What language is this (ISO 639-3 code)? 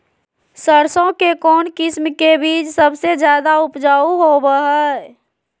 mag